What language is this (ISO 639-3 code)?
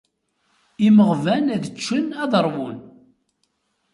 kab